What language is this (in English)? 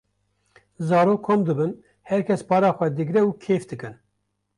Kurdish